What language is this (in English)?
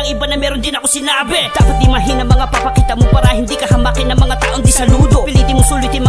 Indonesian